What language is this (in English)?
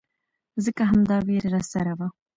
Pashto